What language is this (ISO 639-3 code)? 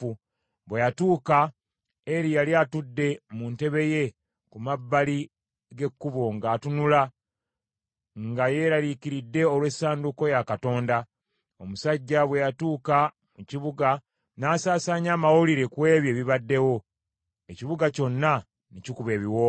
lug